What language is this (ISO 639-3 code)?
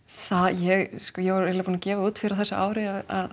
isl